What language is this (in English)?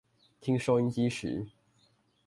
Chinese